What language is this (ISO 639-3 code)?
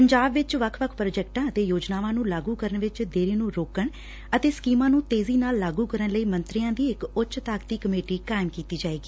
pan